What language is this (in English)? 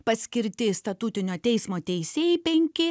Lithuanian